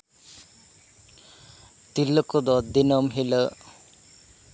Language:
Santali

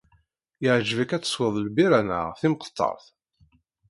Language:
Kabyle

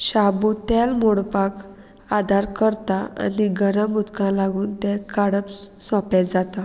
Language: Konkani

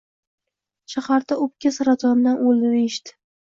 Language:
Uzbek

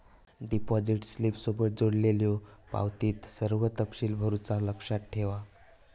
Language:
Marathi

